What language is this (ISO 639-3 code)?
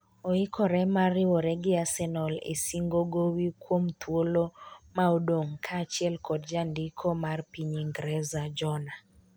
luo